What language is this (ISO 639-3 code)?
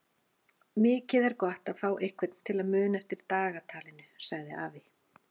isl